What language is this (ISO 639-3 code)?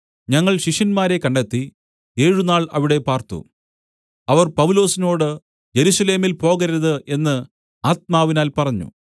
mal